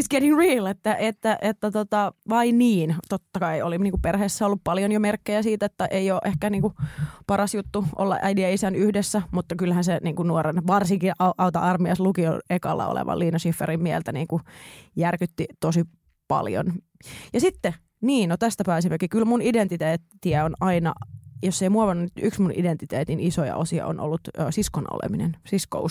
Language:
Finnish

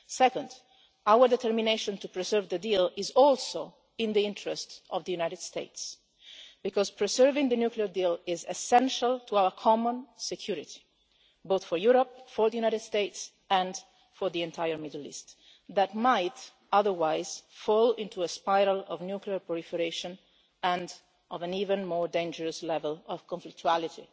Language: English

